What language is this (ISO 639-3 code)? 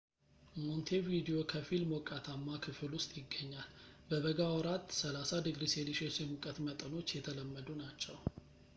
amh